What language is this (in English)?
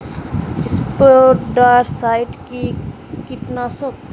Bangla